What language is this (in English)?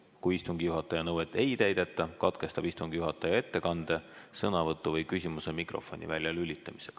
Estonian